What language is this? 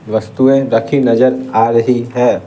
Hindi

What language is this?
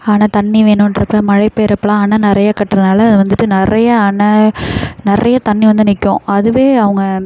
Tamil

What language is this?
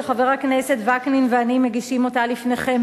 Hebrew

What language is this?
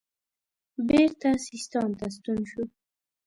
Pashto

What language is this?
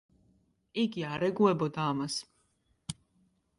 Georgian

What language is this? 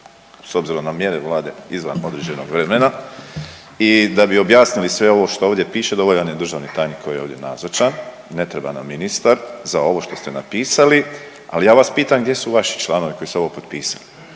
Croatian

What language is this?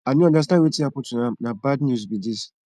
Nigerian Pidgin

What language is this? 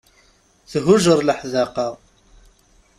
Kabyle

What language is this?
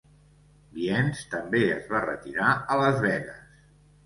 Catalan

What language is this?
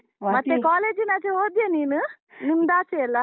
Kannada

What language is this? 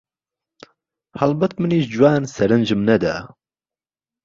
Central Kurdish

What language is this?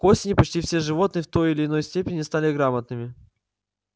Russian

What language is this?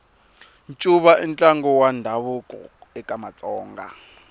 Tsonga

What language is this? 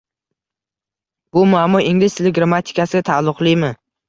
Uzbek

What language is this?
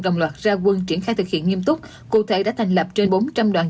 Vietnamese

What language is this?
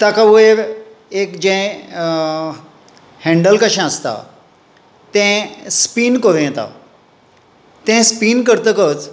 Konkani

